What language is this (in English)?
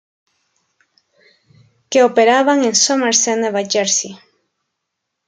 Spanish